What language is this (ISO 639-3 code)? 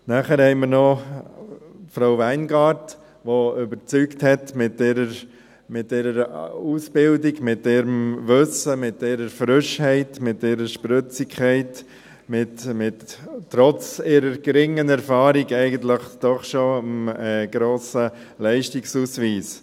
gsw